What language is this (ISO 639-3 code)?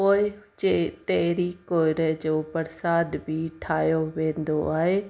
snd